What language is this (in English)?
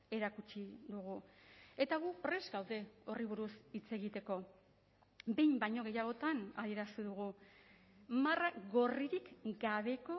Basque